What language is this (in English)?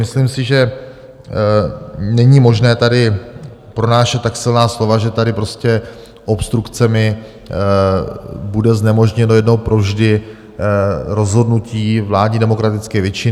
Czech